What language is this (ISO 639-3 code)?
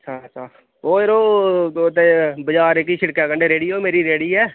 doi